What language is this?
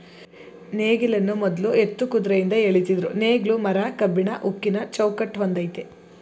Kannada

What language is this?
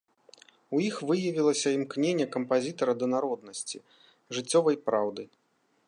Belarusian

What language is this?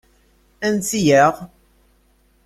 Kabyle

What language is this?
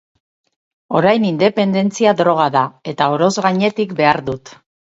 Basque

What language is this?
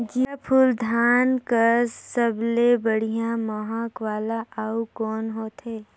Chhattisgarhi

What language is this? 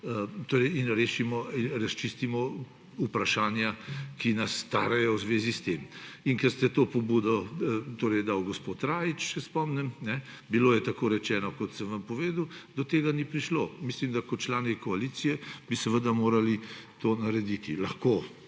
Slovenian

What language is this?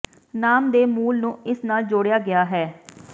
Punjabi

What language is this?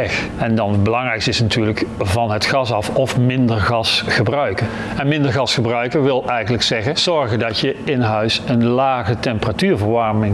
Dutch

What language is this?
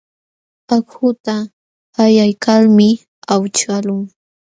Jauja Wanca Quechua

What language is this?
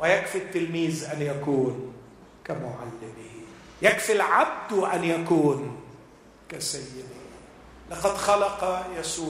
Arabic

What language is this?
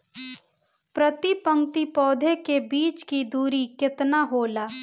Bhojpuri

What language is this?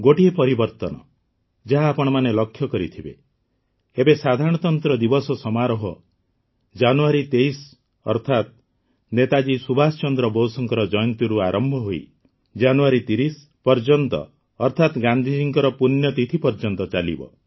Odia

